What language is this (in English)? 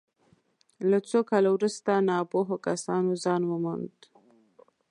Pashto